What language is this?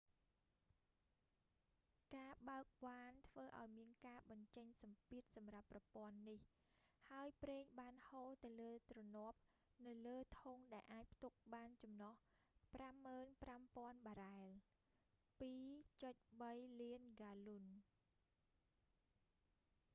Khmer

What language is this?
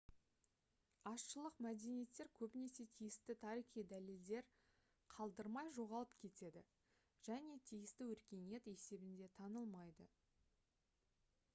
Kazakh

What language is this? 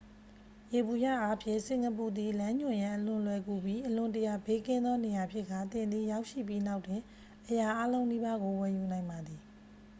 Burmese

